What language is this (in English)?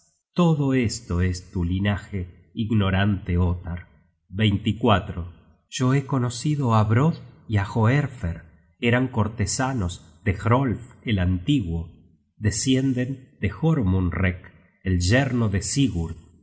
Spanish